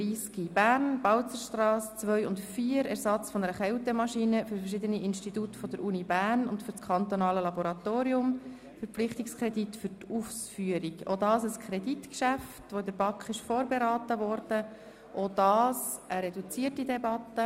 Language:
Swiss German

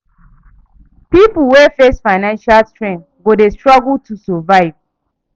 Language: Nigerian Pidgin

